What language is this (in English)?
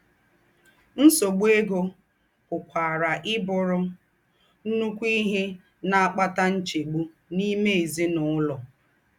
Igbo